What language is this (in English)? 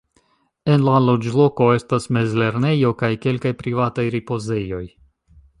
Esperanto